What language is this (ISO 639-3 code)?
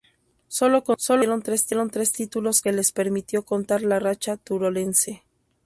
spa